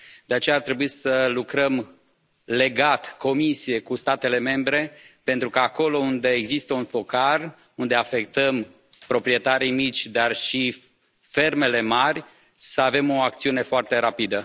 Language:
Romanian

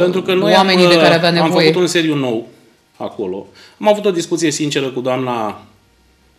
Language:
Romanian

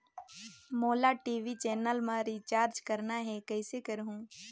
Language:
Chhattisgarhi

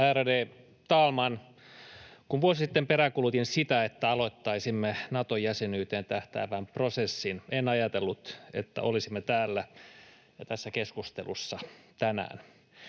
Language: Finnish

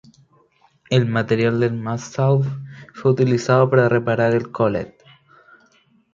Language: Spanish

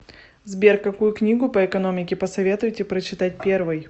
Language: Russian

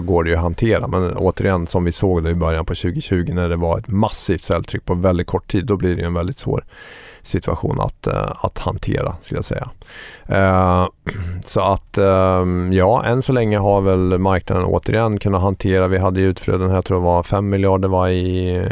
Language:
Swedish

